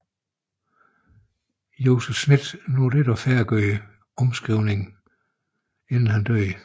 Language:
Danish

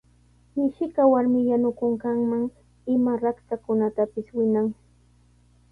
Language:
Sihuas Ancash Quechua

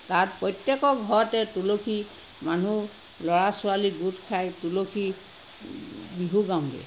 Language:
Assamese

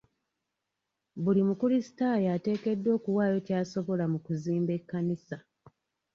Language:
Ganda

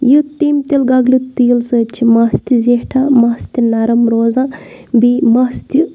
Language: Kashmiri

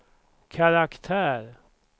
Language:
Swedish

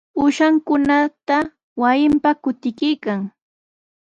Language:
Sihuas Ancash Quechua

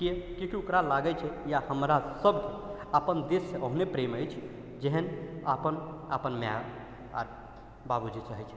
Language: Maithili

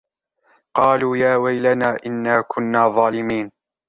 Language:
Arabic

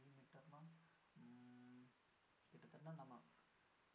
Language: Tamil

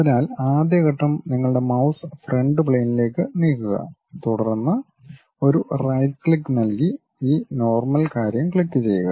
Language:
Malayalam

